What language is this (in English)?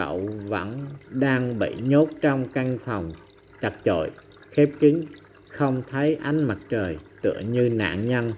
Vietnamese